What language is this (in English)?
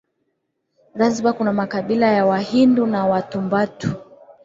Swahili